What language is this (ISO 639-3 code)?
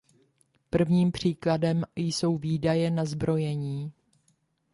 ces